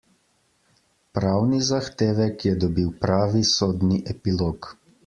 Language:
Slovenian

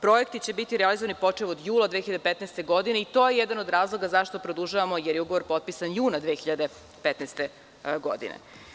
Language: Serbian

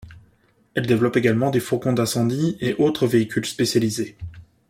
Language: French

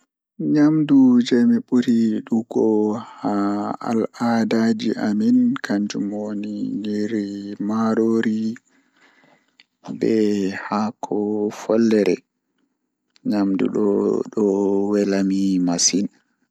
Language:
Fula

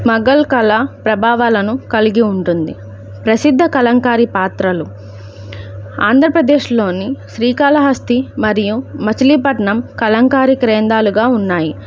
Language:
Telugu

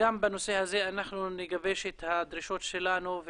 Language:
Hebrew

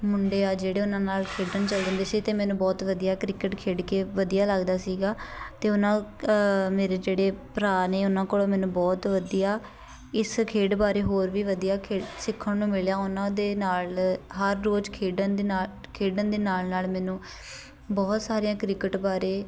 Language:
Punjabi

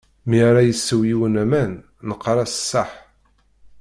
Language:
Kabyle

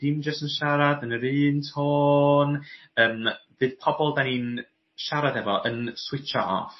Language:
Welsh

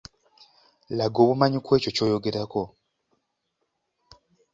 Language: Ganda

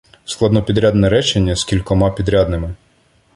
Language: Ukrainian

